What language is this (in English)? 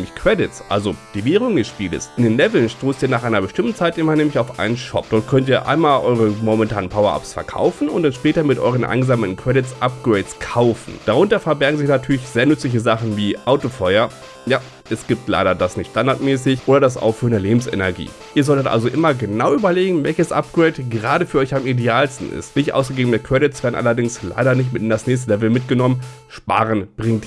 German